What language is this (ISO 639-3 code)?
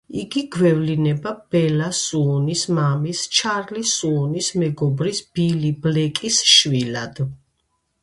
kat